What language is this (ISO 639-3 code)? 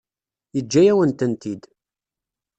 kab